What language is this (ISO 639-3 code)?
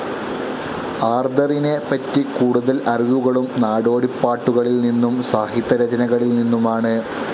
mal